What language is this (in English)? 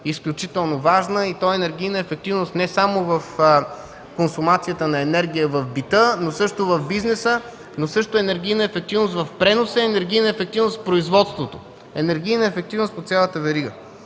Bulgarian